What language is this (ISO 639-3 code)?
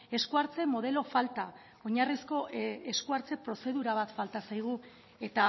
eus